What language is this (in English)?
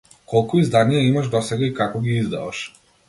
Macedonian